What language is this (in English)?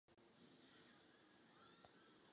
Czech